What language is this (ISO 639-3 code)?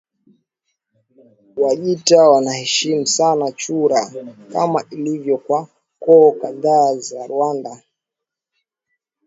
swa